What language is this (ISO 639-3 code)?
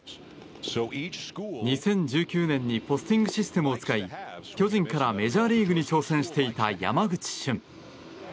jpn